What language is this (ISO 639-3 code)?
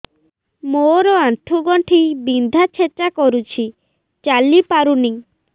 ori